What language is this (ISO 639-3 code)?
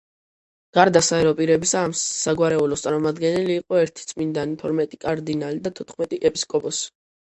kat